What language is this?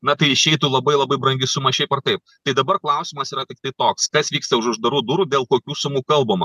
Lithuanian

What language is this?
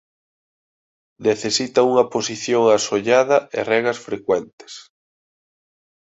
Galician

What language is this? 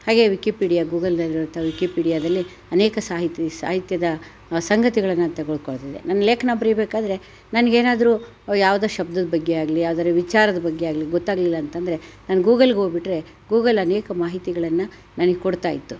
Kannada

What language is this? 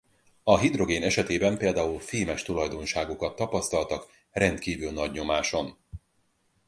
Hungarian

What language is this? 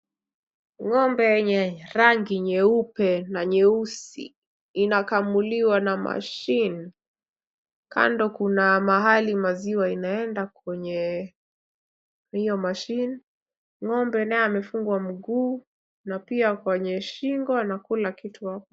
Swahili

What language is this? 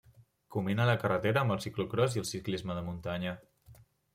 Catalan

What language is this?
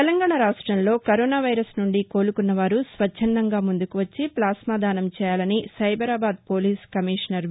Telugu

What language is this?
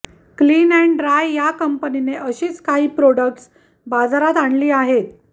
Marathi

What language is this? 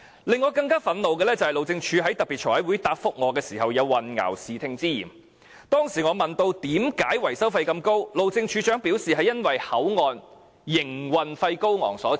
Cantonese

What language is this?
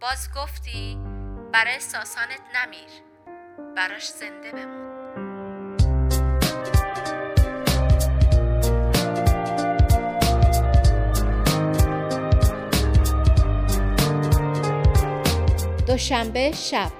Persian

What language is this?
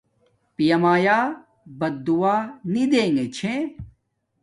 Domaaki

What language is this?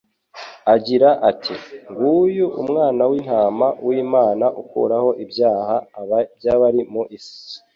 Kinyarwanda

